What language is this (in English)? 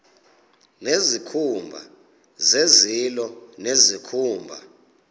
Xhosa